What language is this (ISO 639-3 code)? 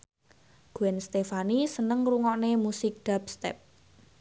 jav